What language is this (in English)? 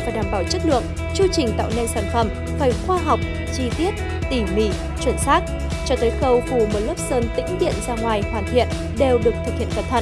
Vietnamese